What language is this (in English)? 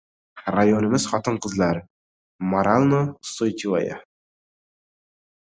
Uzbek